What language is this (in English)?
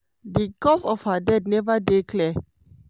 Nigerian Pidgin